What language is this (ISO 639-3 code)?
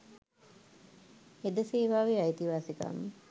sin